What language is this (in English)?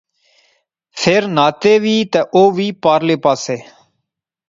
Pahari-Potwari